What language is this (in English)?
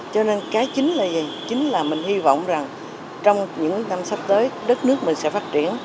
Vietnamese